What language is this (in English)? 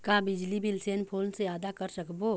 Chhattisgarhi